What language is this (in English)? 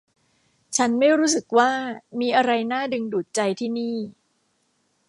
Thai